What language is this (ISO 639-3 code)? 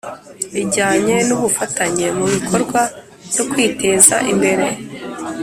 kin